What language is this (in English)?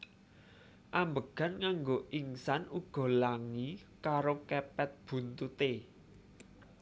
Javanese